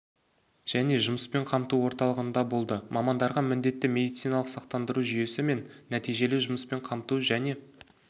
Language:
Kazakh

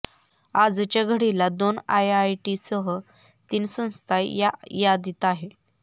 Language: Marathi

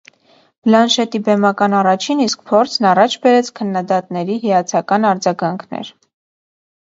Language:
Armenian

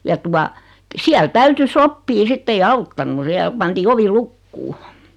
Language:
Finnish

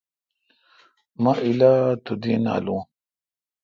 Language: Kalkoti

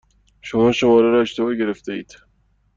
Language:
Persian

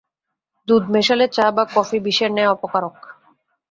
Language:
Bangla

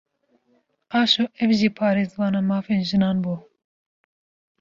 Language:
Kurdish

